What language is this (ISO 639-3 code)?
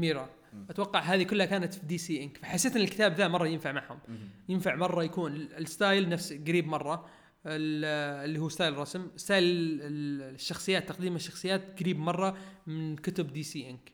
ara